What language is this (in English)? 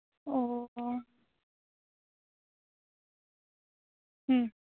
Santali